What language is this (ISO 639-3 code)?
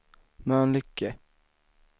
swe